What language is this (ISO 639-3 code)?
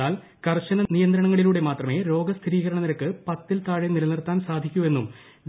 mal